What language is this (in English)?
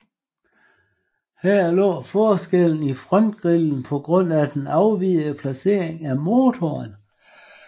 Danish